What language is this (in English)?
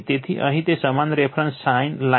Gujarati